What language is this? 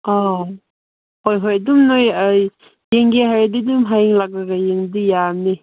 Manipuri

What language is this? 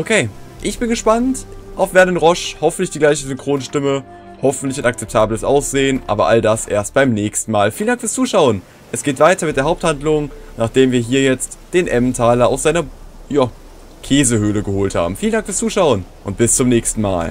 German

